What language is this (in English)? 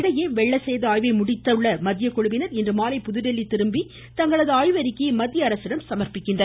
Tamil